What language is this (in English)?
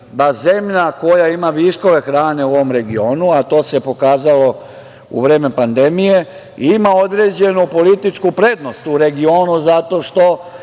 Serbian